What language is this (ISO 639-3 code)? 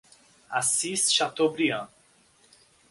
por